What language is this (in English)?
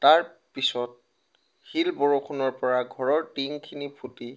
Assamese